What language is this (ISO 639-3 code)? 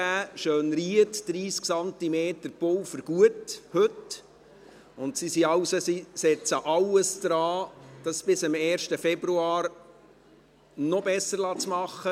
gsw